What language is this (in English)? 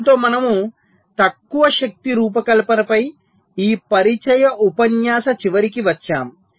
Telugu